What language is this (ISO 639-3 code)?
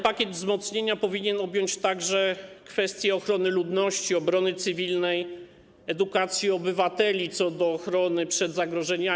pol